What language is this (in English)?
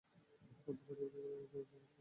Bangla